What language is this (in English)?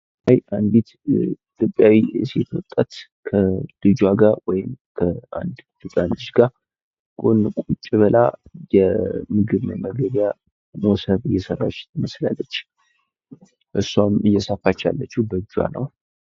Amharic